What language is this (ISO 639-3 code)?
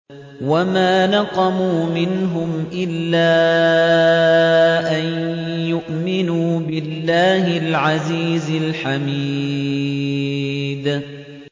ara